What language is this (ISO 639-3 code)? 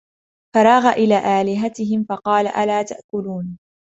ara